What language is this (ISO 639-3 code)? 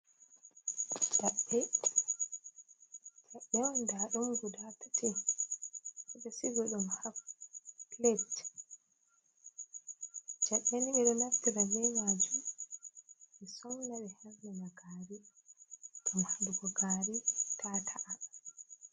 ful